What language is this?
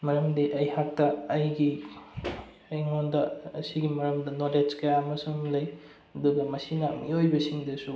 Manipuri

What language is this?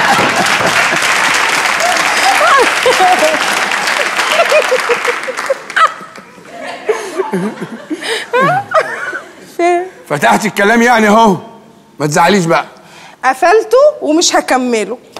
Arabic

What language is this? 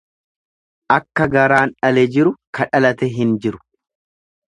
Oromo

